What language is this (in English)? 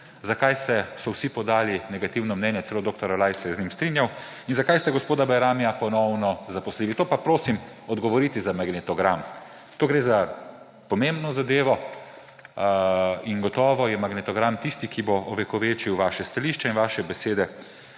Slovenian